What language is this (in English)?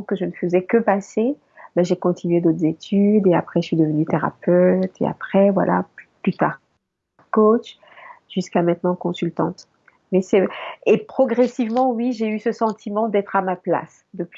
French